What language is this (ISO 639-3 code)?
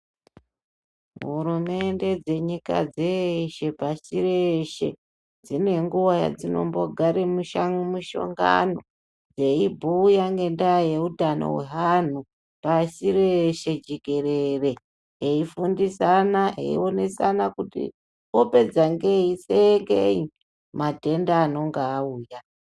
ndc